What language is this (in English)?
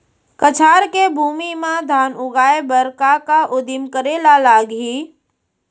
Chhattisgarhi